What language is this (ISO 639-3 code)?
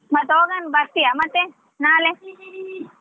kan